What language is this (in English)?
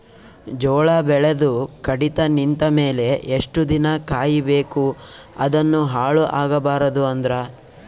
Kannada